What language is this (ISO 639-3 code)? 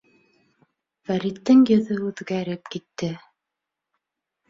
bak